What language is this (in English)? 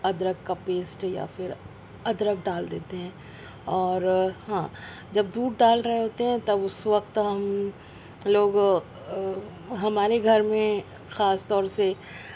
Urdu